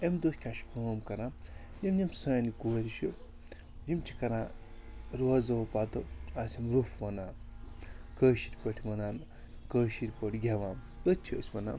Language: Kashmiri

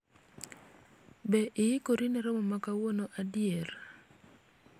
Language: Luo (Kenya and Tanzania)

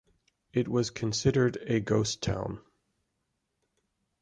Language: English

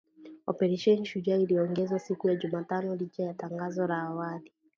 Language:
Swahili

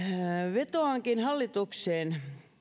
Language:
Finnish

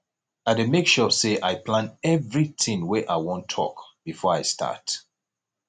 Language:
Nigerian Pidgin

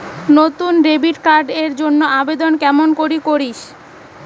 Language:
Bangla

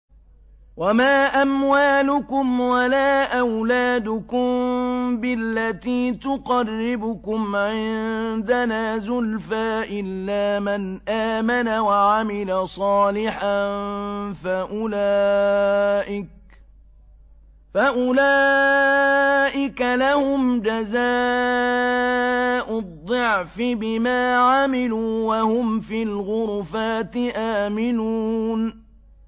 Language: Arabic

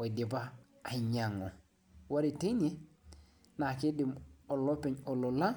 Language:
Masai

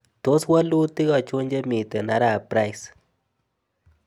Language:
Kalenjin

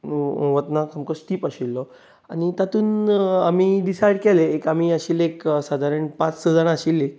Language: Konkani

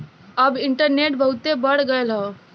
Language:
Bhojpuri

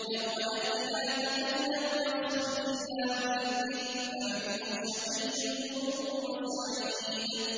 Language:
Arabic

